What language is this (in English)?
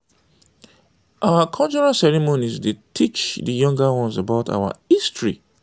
Nigerian Pidgin